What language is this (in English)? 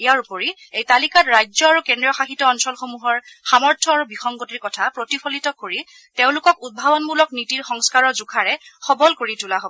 Assamese